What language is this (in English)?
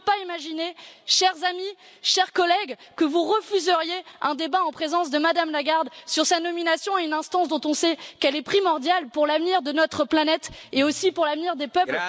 French